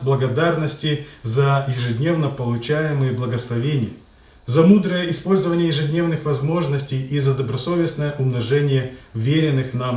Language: Russian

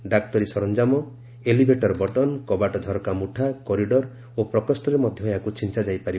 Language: Odia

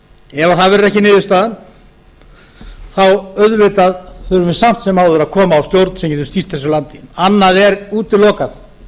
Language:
Icelandic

